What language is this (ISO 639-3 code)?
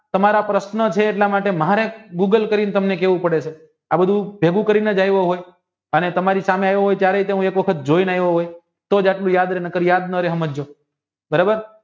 guj